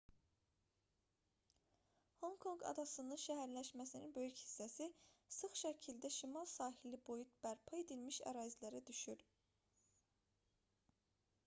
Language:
Azerbaijani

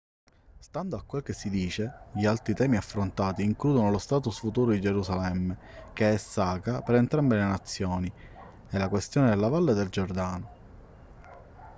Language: Italian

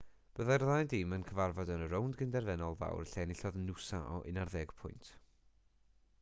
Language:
Welsh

